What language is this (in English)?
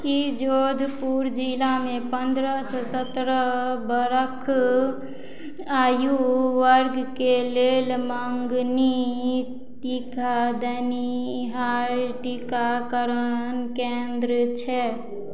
Maithili